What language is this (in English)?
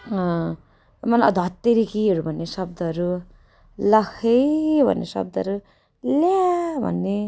Nepali